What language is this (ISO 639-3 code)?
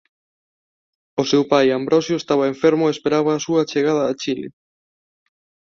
glg